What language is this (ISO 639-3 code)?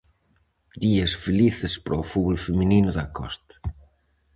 glg